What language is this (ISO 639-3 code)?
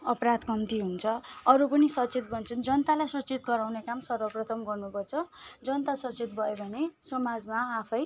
nep